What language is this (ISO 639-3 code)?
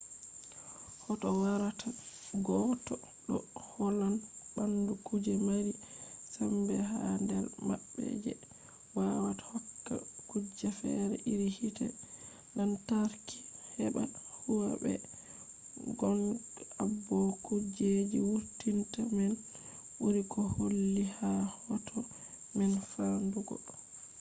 ful